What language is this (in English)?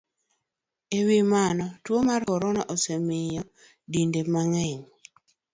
Luo (Kenya and Tanzania)